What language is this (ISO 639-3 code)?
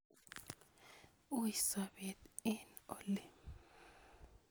kln